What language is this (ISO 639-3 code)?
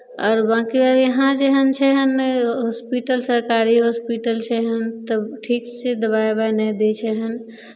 mai